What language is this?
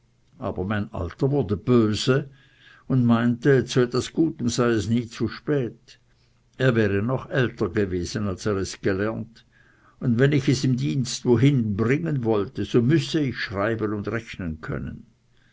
German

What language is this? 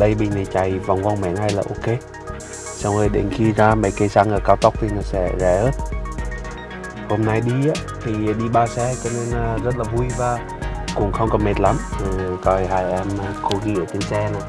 Vietnamese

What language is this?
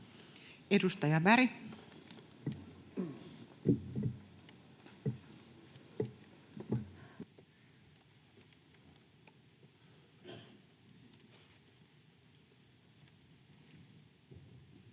Finnish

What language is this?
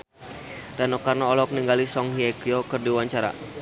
Sundanese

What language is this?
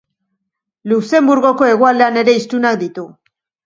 Basque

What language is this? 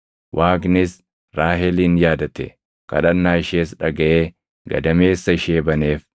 Oromo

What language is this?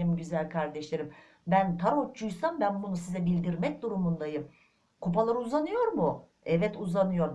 Turkish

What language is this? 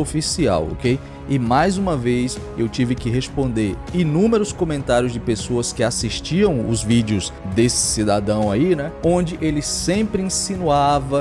Portuguese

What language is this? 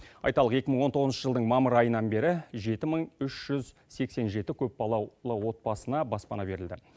Kazakh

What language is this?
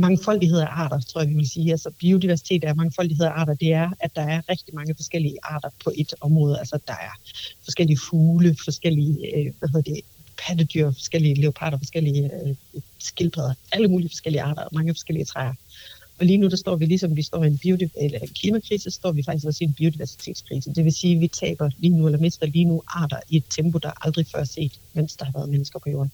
Danish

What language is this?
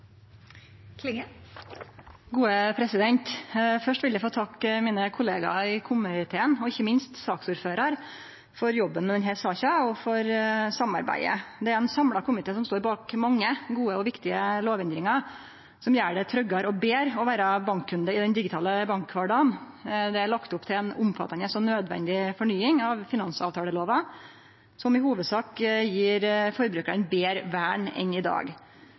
Norwegian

